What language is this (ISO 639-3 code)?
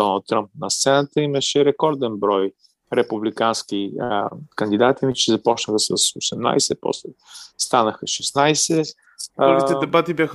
bul